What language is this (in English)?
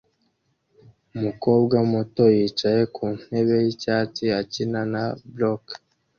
Kinyarwanda